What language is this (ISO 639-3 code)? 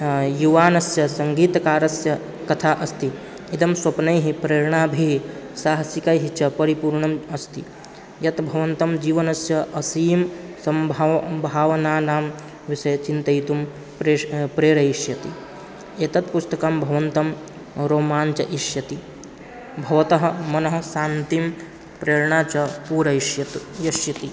san